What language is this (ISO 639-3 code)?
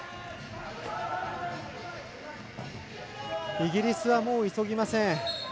jpn